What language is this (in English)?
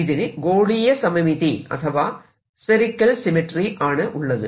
Malayalam